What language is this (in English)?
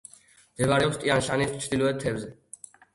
Georgian